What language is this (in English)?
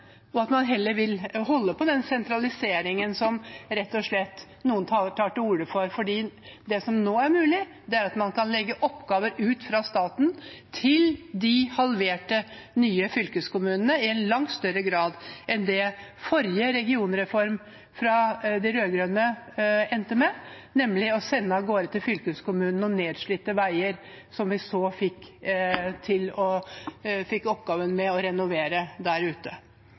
Norwegian Bokmål